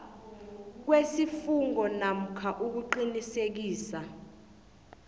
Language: South Ndebele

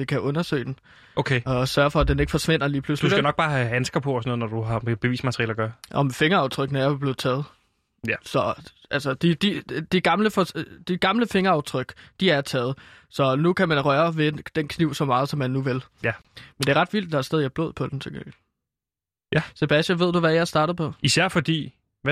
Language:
Danish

